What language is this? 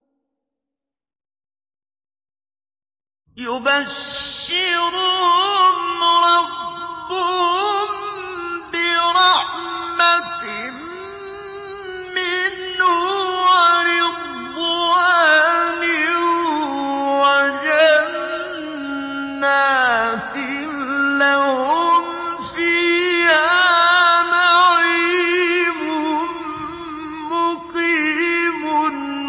Arabic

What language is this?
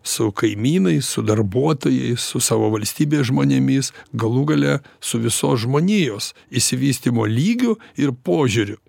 Lithuanian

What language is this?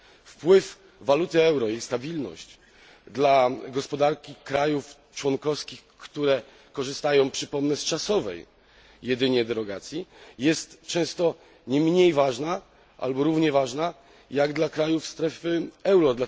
Polish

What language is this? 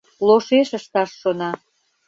Mari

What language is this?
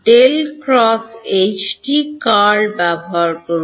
Bangla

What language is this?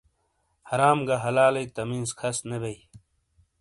Shina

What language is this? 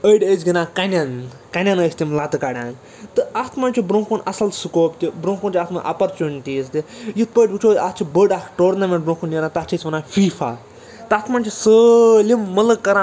Kashmiri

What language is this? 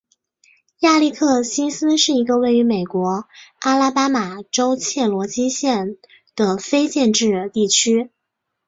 Chinese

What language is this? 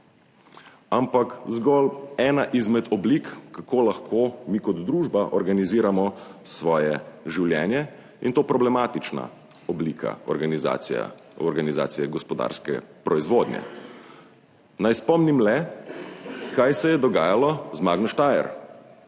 Slovenian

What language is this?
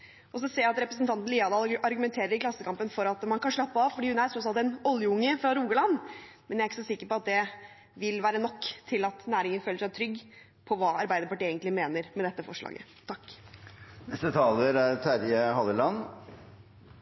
Norwegian Bokmål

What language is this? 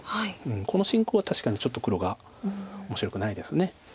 Japanese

